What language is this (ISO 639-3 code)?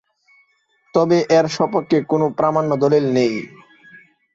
ben